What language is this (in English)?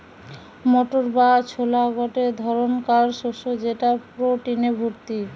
Bangla